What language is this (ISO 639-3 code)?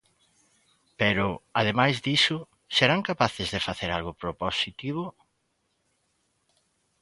glg